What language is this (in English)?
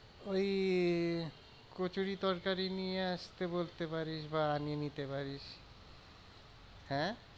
Bangla